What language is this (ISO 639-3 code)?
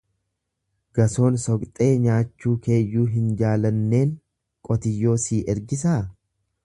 orm